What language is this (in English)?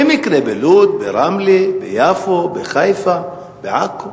Hebrew